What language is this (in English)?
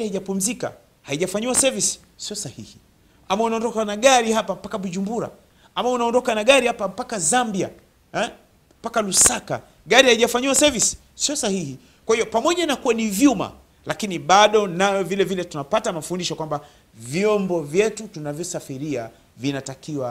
Swahili